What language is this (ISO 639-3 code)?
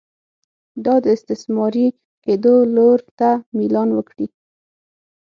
pus